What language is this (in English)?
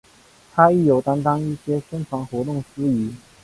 Chinese